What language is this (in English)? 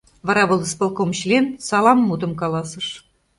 Mari